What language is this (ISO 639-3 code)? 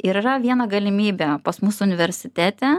lit